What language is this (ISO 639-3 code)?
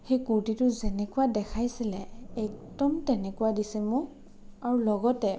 asm